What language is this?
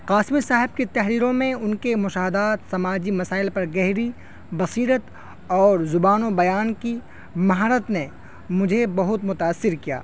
Urdu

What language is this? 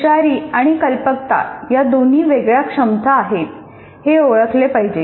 Marathi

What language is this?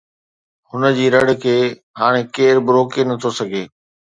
Sindhi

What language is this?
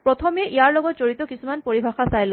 Assamese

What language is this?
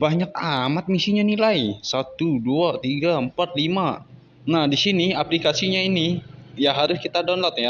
Indonesian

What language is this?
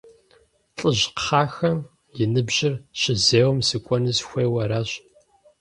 Kabardian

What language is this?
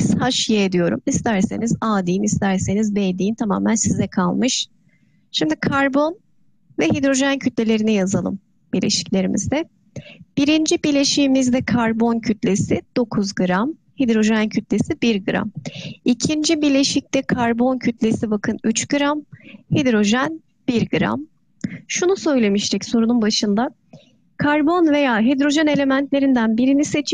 Turkish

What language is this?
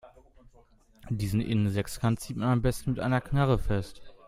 German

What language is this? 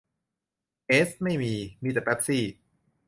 Thai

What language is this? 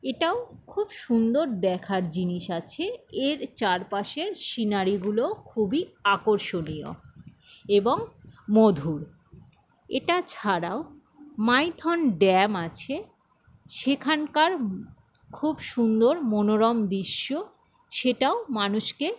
Bangla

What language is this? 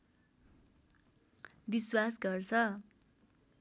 Nepali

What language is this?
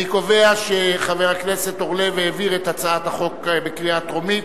Hebrew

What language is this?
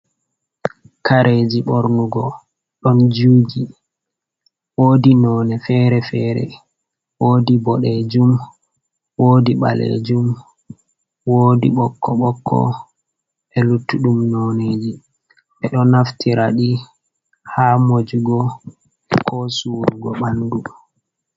Fula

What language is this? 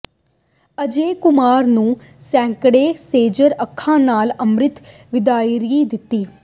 Punjabi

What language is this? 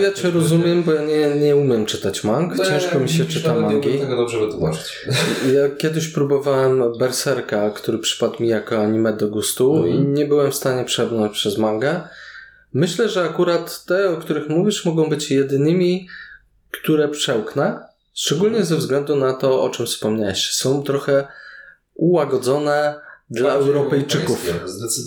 Polish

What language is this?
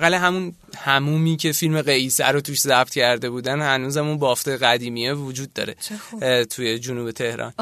Persian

